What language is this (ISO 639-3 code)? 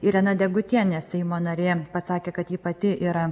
lit